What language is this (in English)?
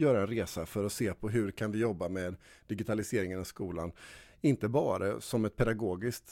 Swedish